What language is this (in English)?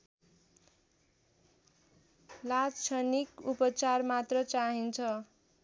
Nepali